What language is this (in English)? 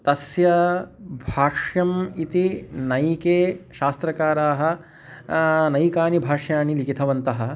Sanskrit